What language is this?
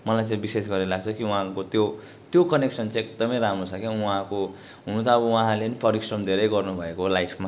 Nepali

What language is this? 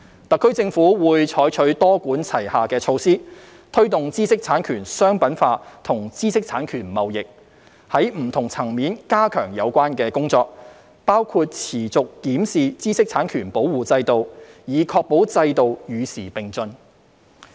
Cantonese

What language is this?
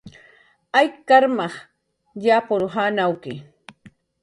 Jaqaru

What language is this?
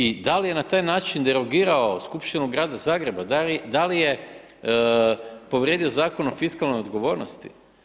Croatian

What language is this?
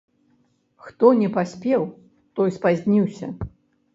Belarusian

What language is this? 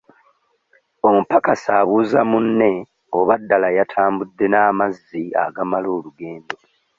Ganda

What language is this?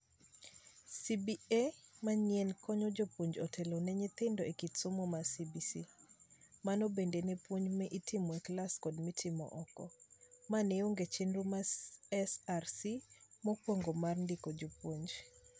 Luo (Kenya and Tanzania)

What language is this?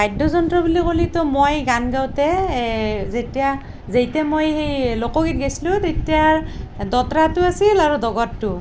Assamese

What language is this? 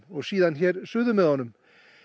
Icelandic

